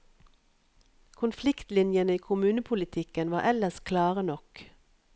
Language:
Norwegian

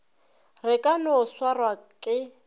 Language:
Northern Sotho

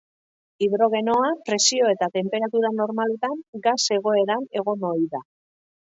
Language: Basque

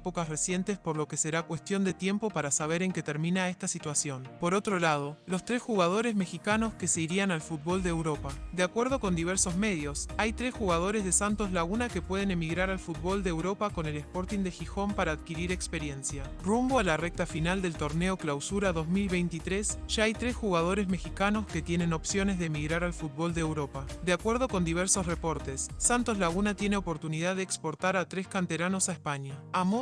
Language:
Spanish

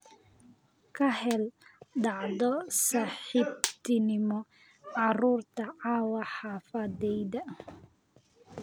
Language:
Somali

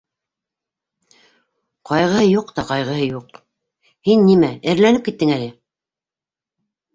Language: Bashkir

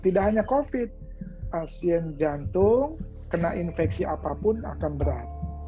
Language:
Indonesian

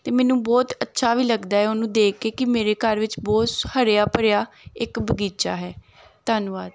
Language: Punjabi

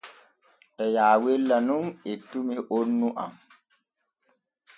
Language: Borgu Fulfulde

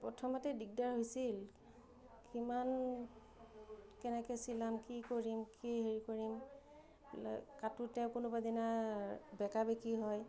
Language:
Assamese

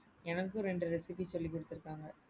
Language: Tamil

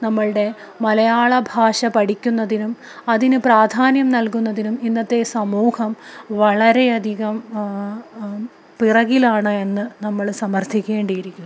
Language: Malayalam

